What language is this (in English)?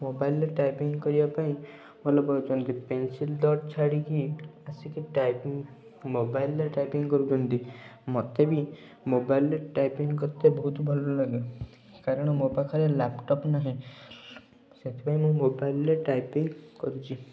Odia